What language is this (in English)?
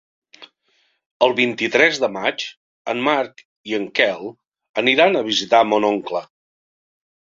Catalan